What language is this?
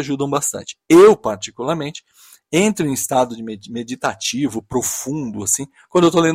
Portuguese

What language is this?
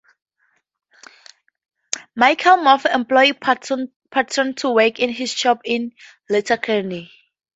English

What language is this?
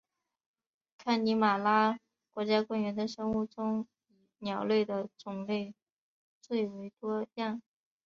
Chinese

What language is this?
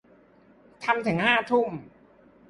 Thai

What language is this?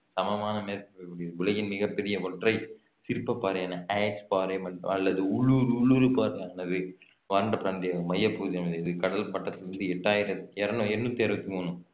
Tamil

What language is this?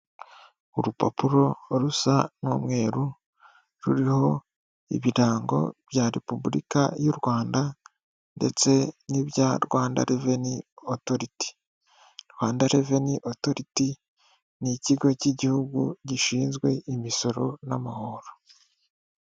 Kinyarwanda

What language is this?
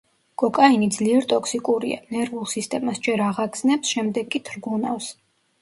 Georgian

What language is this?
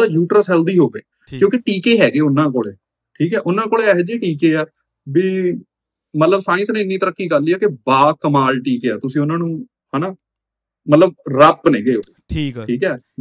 Punjabi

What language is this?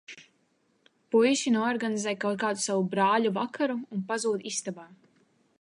Latvian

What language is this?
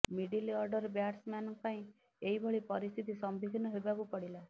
Odia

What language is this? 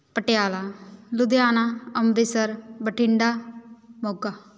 Punjabi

